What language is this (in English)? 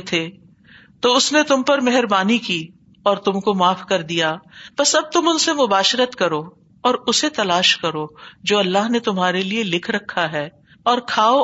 Urdu